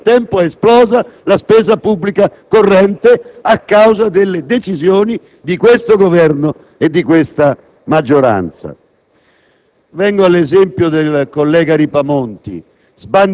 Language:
Italian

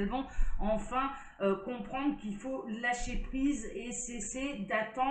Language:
French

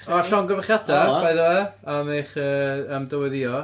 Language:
Welsh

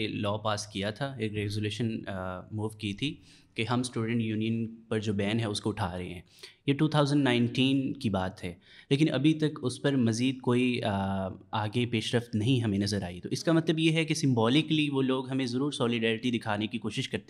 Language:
Urdu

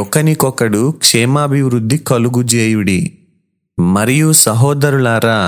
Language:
Telugu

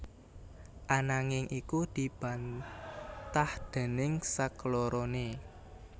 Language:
Javanese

